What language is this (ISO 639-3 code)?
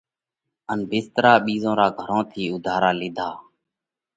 kvx